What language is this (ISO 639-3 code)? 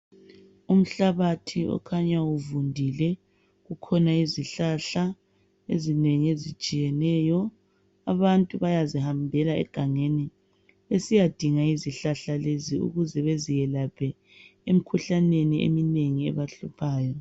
nde